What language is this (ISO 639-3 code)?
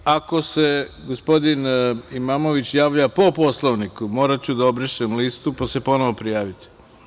srp